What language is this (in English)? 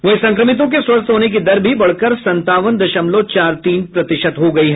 Hindi